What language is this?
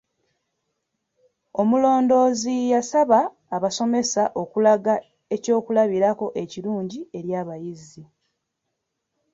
Ganda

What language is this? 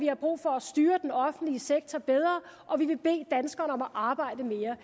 Danish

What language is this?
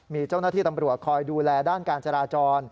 Thai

